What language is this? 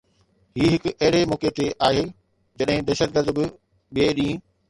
Sindhi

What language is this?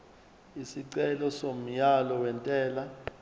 Zulu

